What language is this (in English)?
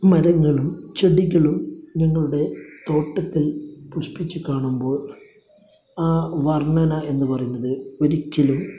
Malayalam